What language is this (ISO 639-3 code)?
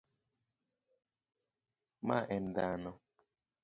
luo